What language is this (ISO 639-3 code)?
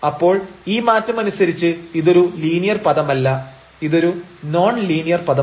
mal